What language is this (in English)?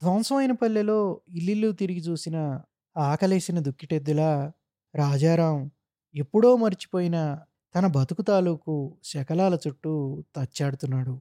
Telugu